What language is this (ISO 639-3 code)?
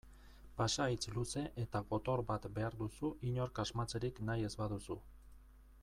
eus